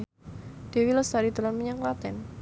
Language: Javanese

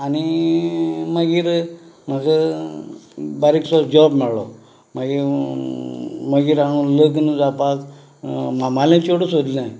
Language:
Konkani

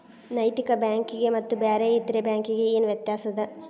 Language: Kannada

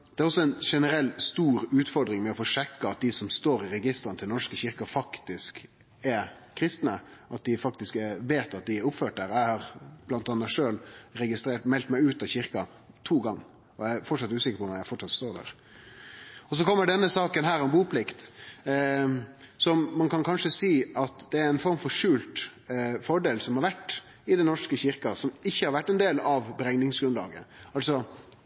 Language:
Norwegian Nynorsk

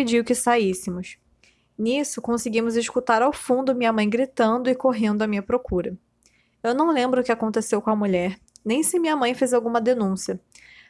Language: Portuguese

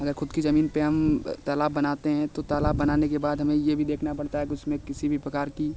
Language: Hindi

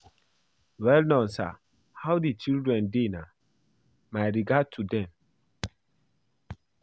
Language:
Nigerian Pidgin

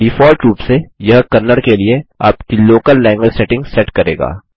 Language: Hindi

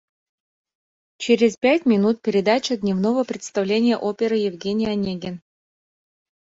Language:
Mari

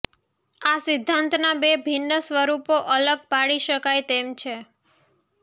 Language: Gujarati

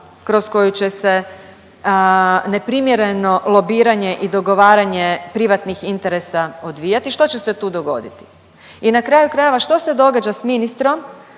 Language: Croatian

